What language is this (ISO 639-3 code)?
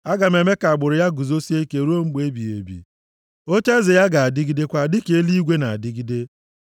ibo